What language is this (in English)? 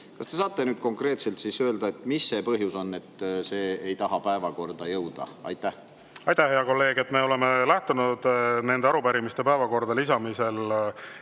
Estonian